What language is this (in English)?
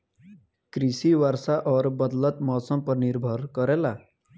Bhojpuri